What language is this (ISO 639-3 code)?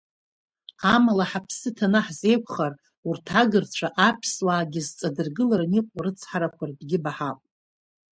abk